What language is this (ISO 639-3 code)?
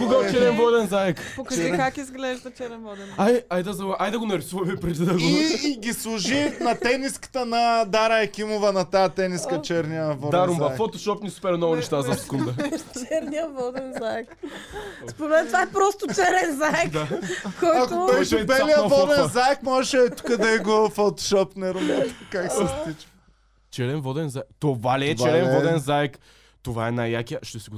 bul